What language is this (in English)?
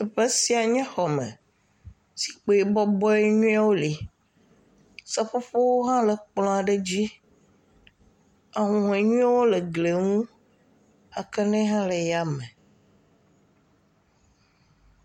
Ewe